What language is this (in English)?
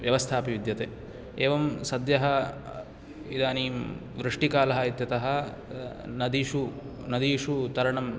Sanskrit